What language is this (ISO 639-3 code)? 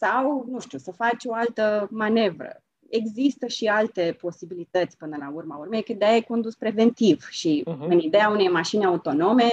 ron